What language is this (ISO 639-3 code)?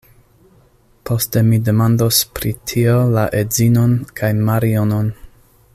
epo